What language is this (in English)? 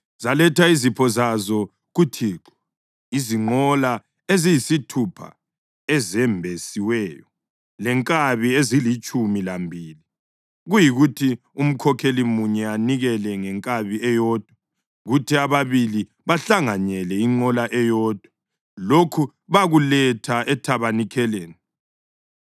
North Ndebele